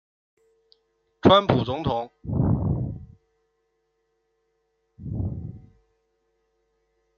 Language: Chinese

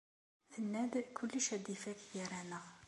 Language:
Kabyle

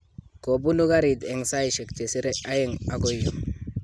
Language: Kalenjin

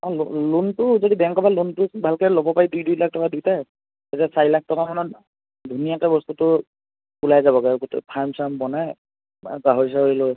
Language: Assamese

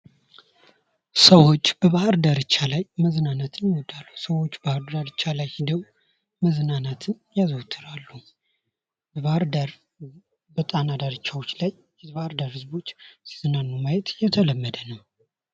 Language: Amharic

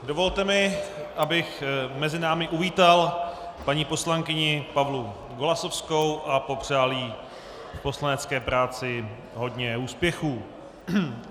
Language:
Czech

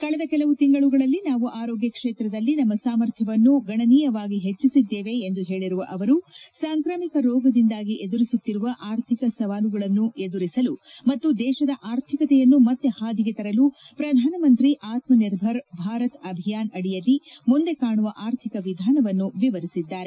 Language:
Kannada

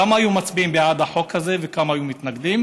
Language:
Hebrew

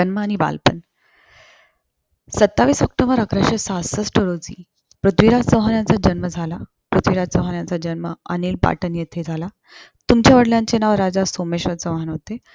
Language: Marathi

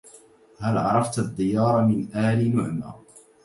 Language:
Arabic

